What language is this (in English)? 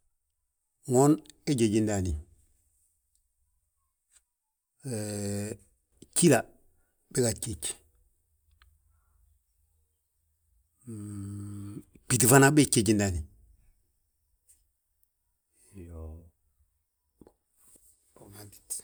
Balanta-Ganja